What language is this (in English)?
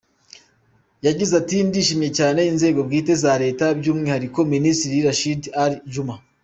Kinyarwanda